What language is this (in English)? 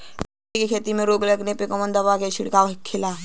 Bhojpuri